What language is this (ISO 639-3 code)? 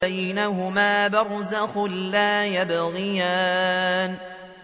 ara